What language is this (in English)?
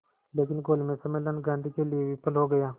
Hindi